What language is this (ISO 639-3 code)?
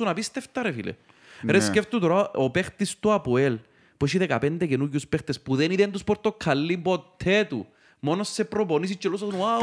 ell